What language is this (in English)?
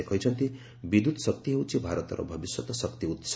Odia